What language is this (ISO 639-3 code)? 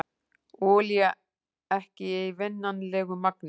isl